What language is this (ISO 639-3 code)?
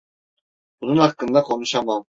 tur